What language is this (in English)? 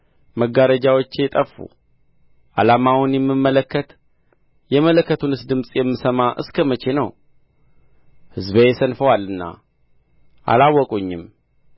Amharic